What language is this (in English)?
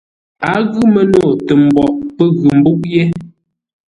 Ngombale